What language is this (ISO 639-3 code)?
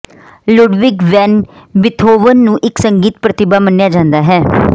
pan